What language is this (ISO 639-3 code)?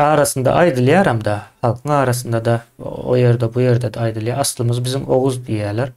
tur